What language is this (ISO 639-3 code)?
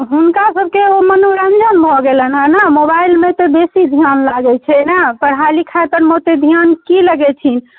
mai